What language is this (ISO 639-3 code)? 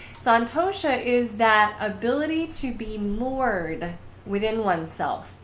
eng